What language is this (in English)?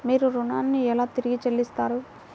Telugu